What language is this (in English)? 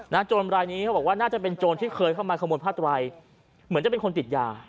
Thai